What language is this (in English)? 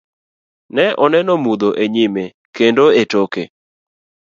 Luo (Kenya and Tanzania)